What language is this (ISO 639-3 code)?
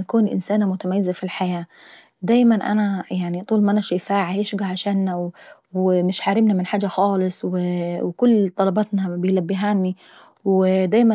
aec